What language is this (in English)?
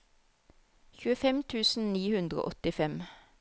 Norwegian